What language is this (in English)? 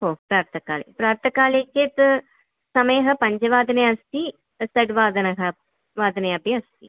Sanskrit